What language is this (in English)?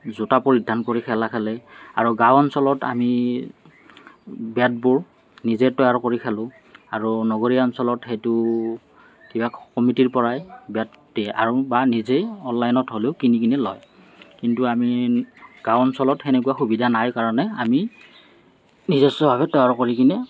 Assamese